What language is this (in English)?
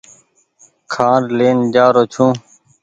Goaria